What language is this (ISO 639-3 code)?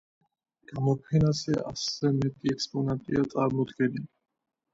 kat